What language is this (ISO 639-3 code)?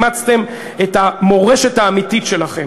heb